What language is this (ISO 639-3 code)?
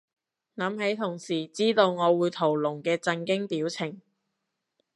yue